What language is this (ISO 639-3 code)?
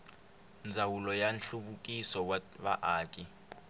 tso